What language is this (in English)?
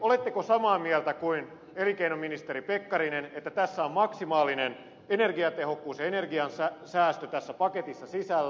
Finnish